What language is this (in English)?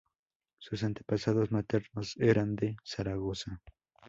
Spanish